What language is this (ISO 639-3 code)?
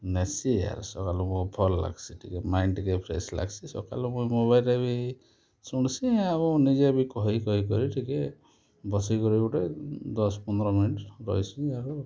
ori